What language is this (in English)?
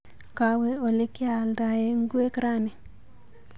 Kalenjin